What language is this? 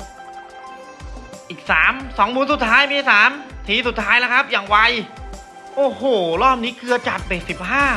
Thai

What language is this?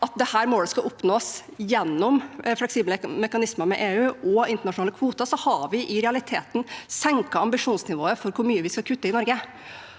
Norwegian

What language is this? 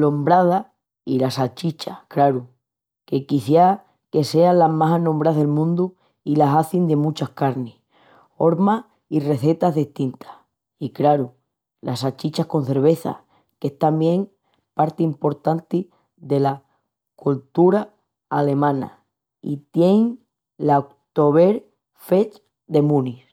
Extremaduran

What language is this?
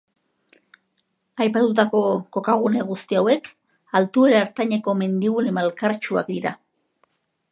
Basque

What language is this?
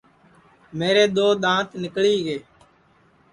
Sansi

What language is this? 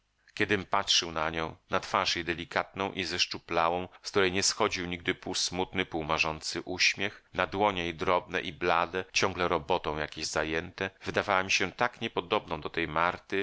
Polish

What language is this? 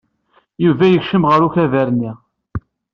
Kabyle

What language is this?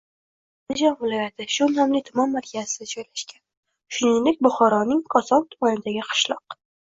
Uzbek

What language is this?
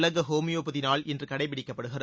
Tamil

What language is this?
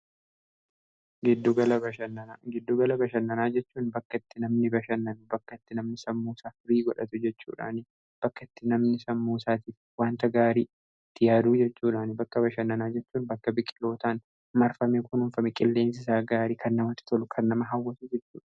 Oromo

